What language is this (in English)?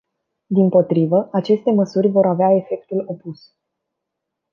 Romanian